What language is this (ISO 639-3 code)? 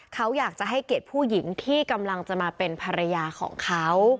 tha